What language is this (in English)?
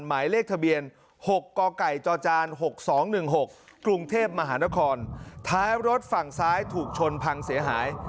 Thai